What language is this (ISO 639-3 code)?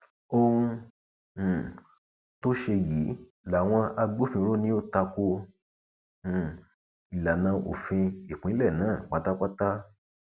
yor